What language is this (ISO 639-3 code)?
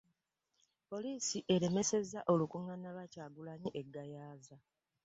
lug